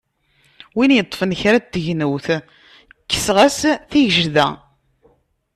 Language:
Kabyle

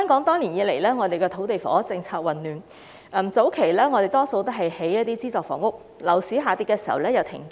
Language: Cantonese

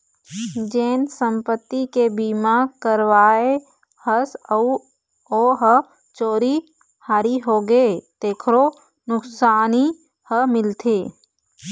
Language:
Chhattisgarhi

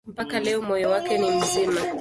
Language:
Swahili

